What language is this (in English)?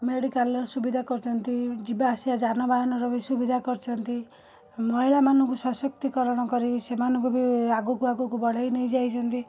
Odia